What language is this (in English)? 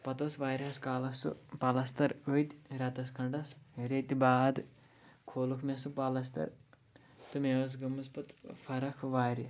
Kashmiri